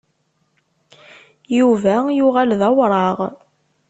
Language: Kabyle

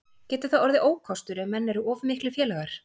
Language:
Icelandic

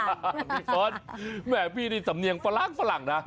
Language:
Thai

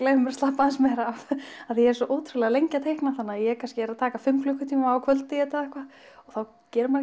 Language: Icelandic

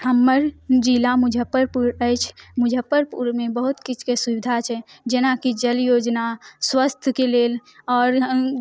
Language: Maithili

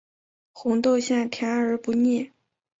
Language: Chinese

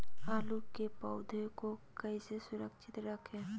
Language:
Magahi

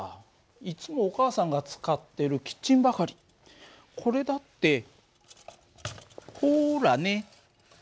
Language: Japanese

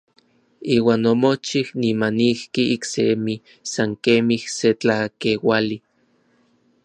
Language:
Orizaba Nahuatl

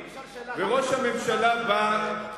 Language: Hebrew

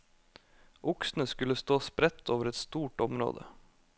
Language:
Norwegian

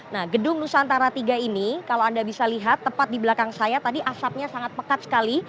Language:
Indonesian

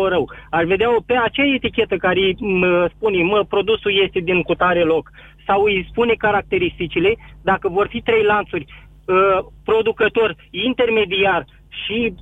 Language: Romanian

